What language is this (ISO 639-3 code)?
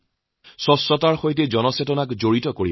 asm